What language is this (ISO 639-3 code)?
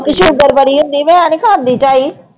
pan